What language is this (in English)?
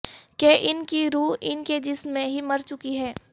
Urdu